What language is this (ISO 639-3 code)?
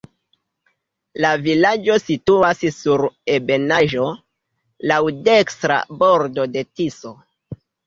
epo